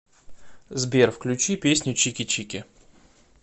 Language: Russian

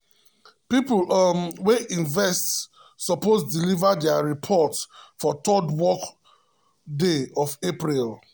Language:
Nigerian Pidgin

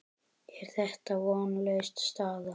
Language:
Icelandic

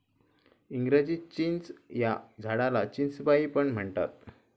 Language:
Marathi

